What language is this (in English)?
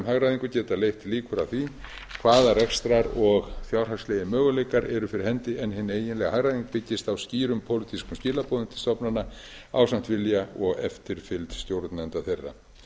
Icelandic